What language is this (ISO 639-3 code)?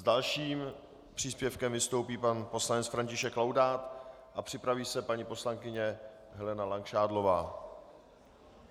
ces